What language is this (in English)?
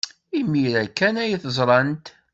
Kabyle